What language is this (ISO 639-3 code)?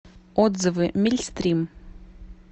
rus